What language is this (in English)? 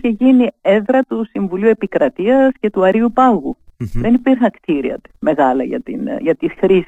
Greek